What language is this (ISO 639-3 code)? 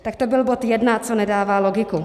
ces